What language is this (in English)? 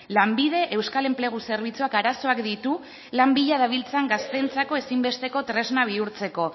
Basque